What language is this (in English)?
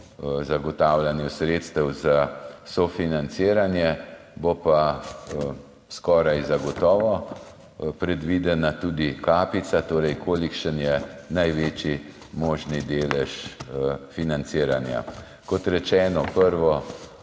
Slovenian